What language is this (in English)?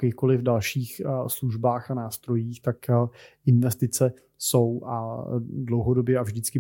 Czech